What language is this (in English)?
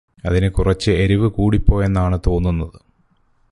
Malayalam